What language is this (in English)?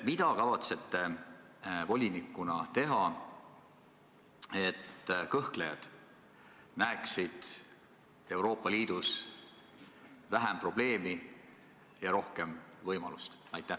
Estonian